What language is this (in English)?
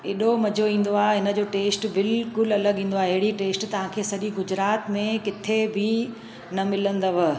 Sindhi